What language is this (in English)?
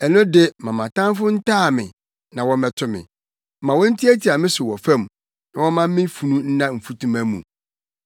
Akan